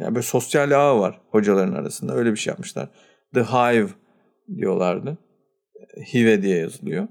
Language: Turkish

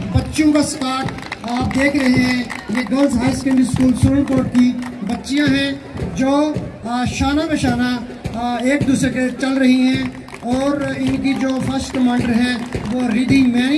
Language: Hindi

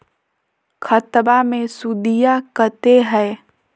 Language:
Magahi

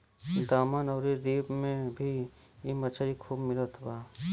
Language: Bhojpuri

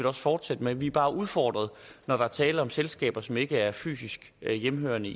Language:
Danish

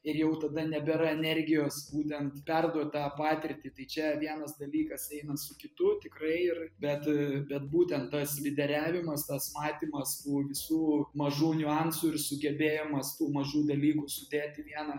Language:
Lithuanian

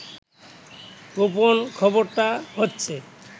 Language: Bangla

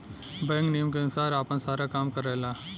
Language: Bhojpuri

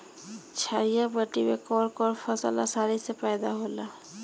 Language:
Bhojpuri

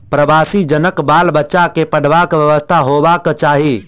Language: Maithili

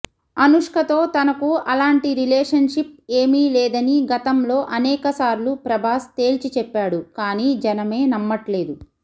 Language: Telugu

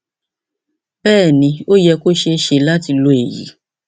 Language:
Yoruba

